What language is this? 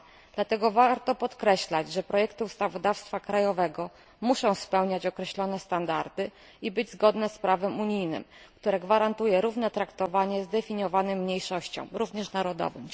Polish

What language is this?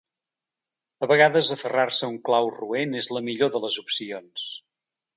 Catalan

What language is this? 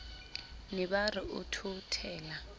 Southern Sotho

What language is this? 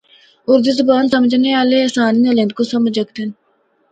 Northern Hindko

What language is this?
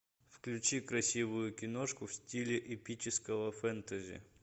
Russian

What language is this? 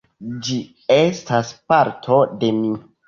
Esperanto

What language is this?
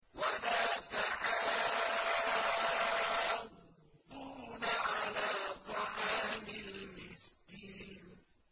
Arabic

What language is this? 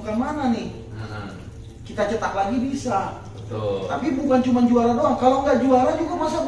Indonesian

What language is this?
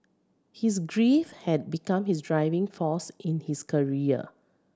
English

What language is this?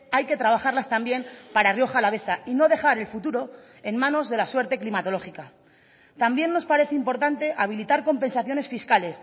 Spanish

